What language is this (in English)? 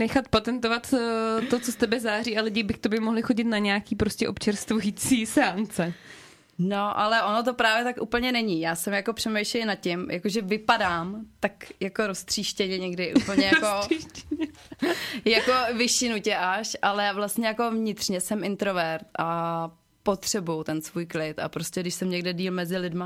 Czech